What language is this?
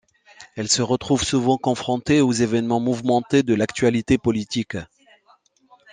French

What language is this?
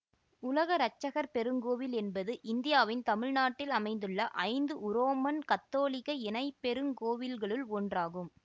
Tamil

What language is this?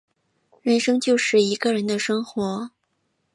Chinese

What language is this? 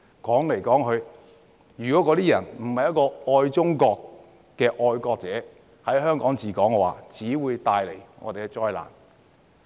Cantonese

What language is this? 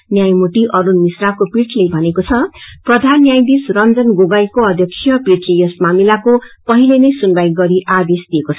Nepali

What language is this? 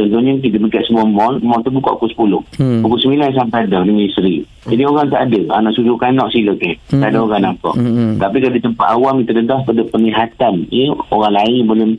Malay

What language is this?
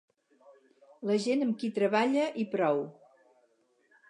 Catalan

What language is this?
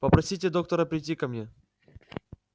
Russian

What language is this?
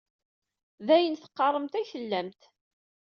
Kabyle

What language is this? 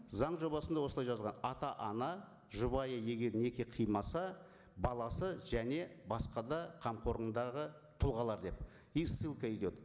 Kazakh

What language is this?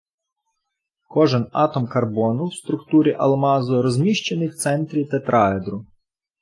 Ukrainian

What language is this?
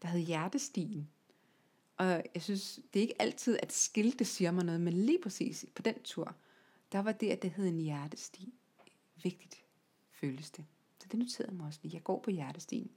Danish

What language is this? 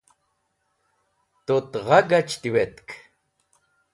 Wakhi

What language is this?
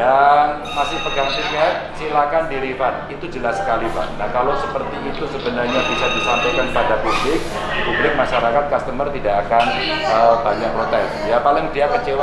Indonesian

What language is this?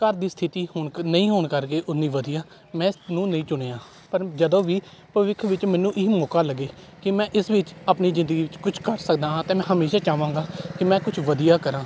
Punjabi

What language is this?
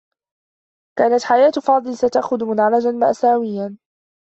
Arabic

